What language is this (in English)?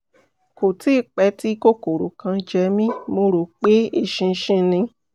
Yoruba